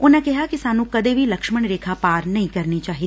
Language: Punjabi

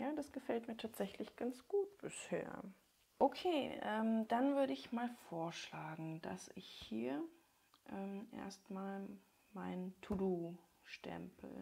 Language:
German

